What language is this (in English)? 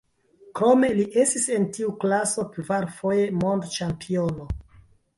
Esperanto